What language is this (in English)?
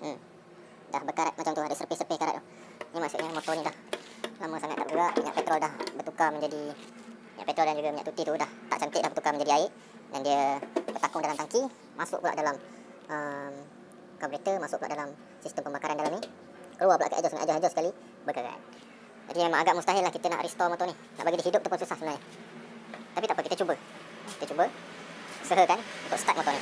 Malay